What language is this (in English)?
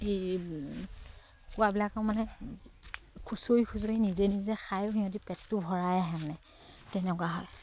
Assamese